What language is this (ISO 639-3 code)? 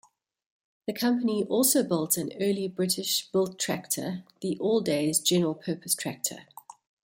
eng